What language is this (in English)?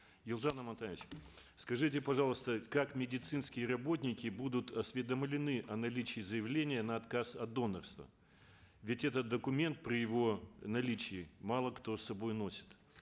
Kazakh